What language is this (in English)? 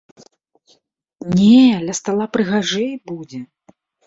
Belarusian